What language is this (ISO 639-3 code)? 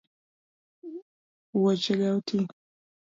luo